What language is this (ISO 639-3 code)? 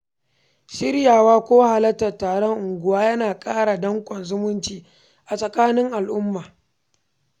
hau